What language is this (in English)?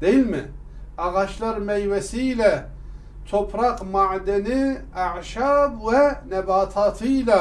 Turkish